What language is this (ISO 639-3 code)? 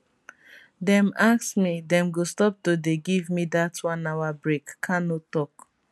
pcm